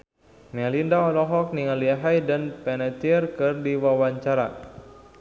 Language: Sundanese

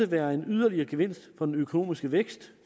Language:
Danish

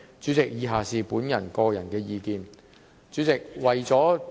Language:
Cantonese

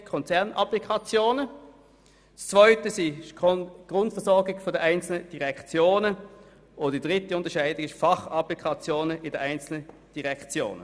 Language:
Swiss German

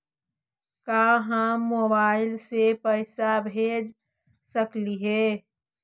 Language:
Magahi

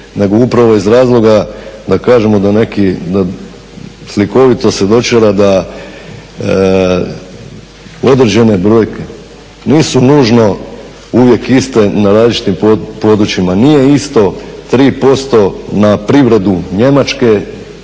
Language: Croatian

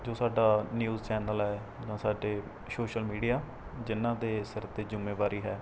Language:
Punjabi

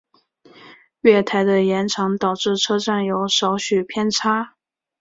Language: Chinese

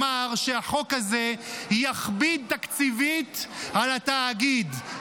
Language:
Hebrew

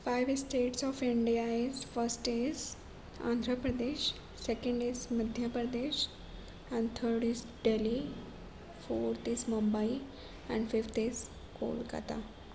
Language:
Urdu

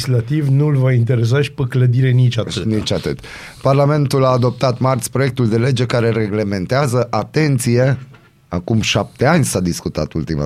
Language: Romanian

